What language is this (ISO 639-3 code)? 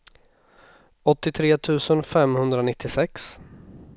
swe